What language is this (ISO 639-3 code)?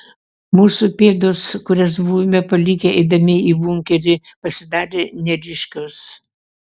lit